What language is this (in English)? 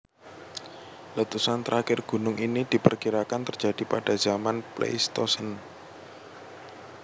Javanese